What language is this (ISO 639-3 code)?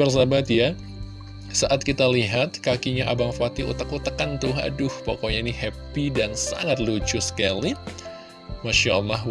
ind